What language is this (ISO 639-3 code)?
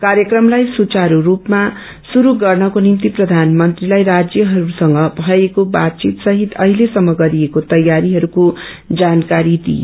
nep